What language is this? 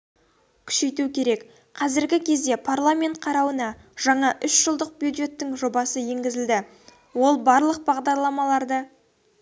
Kazakh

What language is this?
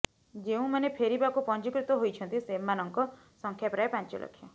Odia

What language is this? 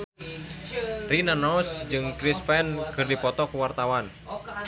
Sundanese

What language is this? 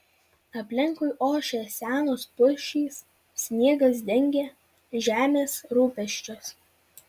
Lithuanian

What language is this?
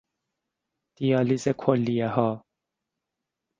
Persian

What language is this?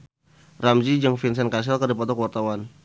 Sundanese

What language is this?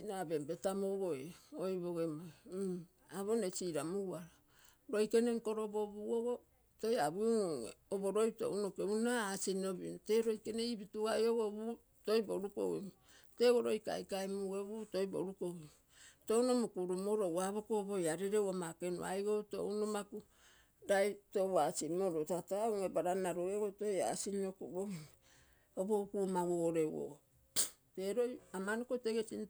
Terei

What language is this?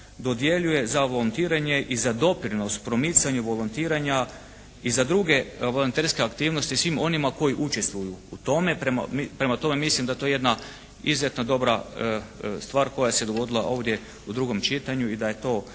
Croatian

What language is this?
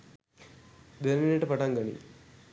Sinhala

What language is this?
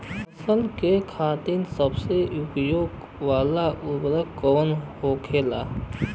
Bhojpuri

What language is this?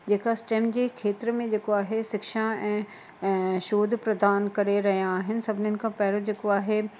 Sindhi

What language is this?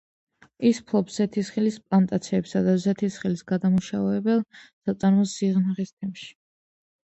Georgian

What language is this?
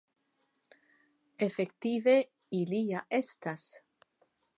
Esperanto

